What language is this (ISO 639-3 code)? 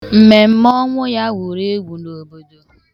ibo